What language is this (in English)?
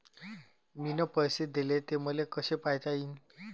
Marathi